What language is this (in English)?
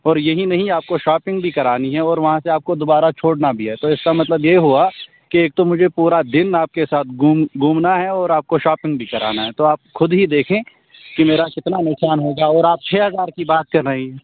Urdu